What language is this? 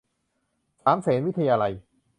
Thai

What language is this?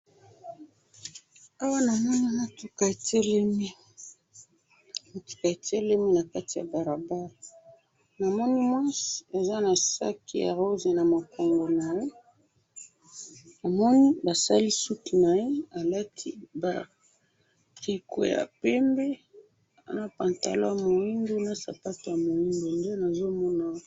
Lingala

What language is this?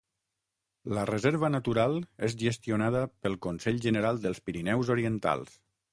Catalan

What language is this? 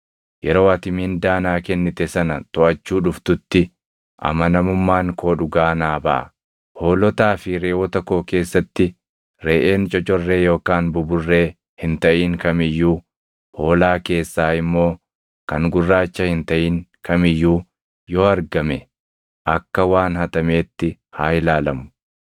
Oromo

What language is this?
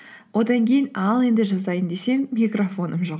Kazakh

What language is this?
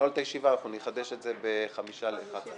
Hebrew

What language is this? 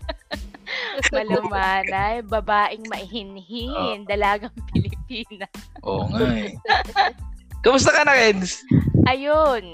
Filipino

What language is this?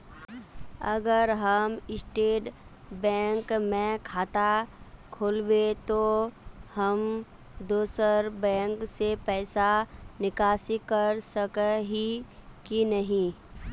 Magahi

